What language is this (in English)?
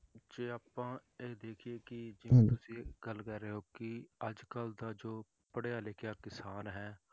Punjabi